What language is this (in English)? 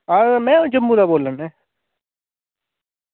Dogri